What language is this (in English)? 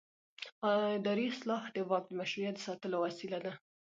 Pashto